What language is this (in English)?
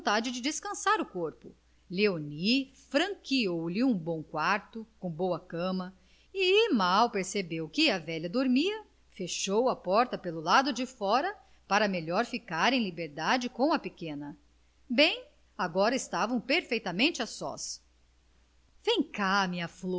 Portuguese